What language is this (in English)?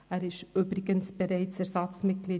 Swiss German